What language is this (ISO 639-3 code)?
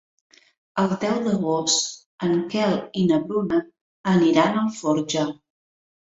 cat